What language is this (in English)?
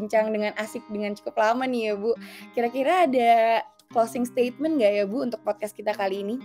Indonesian